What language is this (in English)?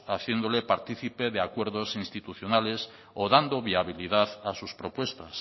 Spanish